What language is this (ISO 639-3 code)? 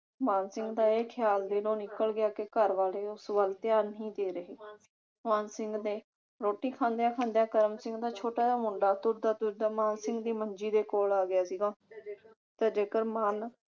pan